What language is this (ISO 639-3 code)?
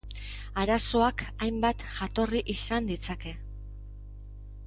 eus